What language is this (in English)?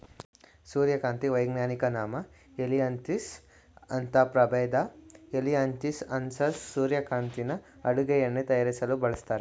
Kannada